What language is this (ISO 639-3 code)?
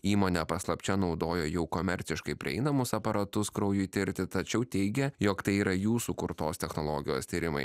lit